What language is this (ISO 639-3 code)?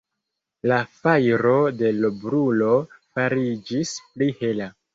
epo